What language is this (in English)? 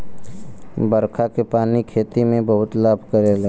Bhojpuri